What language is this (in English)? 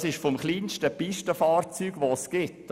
Swiss German